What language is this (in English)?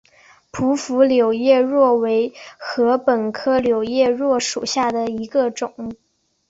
Chinese